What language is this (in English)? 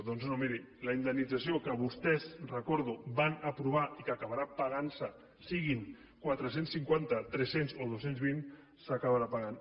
Catalan